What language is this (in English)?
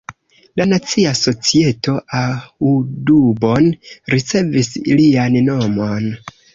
Esperanto